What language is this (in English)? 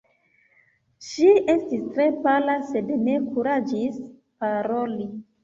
Esperanto